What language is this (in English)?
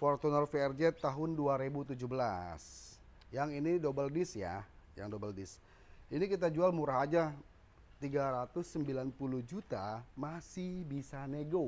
Indonesian